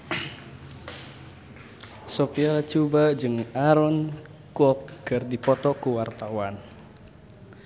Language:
Sundanese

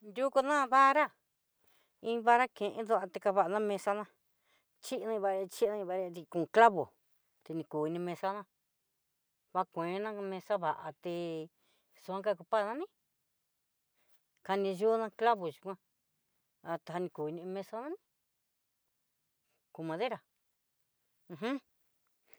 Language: Southeastern Nochixtlán Mixtec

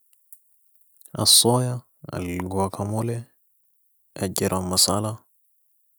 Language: Sudanese Arabic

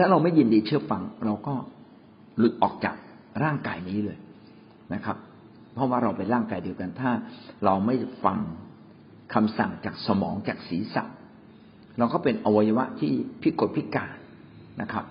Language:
Thai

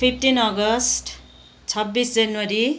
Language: Nepali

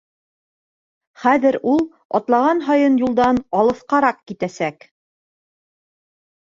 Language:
Bashkir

